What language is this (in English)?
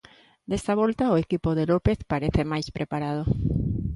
Galician